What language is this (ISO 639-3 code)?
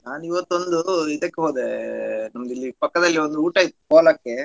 kan